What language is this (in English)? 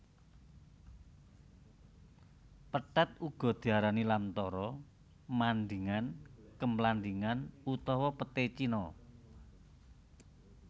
Javanese